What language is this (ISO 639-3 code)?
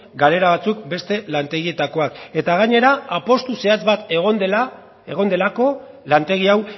eus